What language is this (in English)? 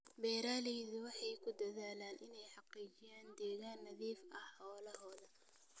Somali